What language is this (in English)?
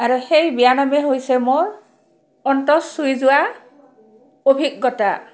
Assamese